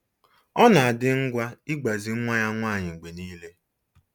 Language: Igbo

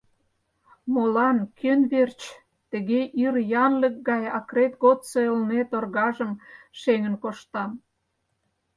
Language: Mari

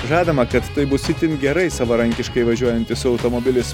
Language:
Lithuanian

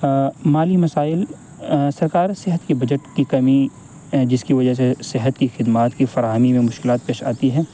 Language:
Urdu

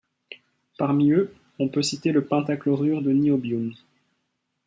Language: French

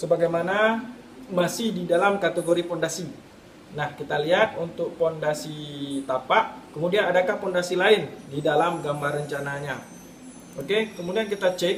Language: Indonesian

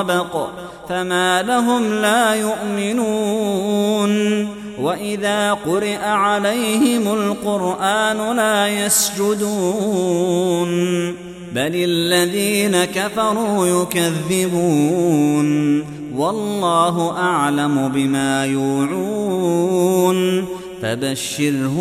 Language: Arabic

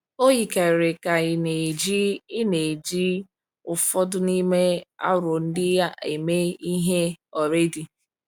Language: Igbo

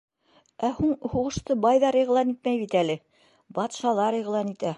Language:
Bashkir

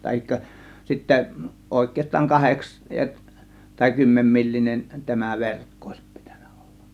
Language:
Finnish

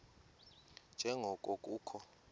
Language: Xhosa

